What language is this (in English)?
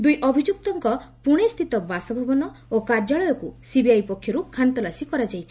Odia